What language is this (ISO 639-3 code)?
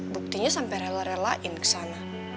ind